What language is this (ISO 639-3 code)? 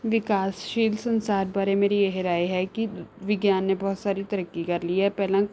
pan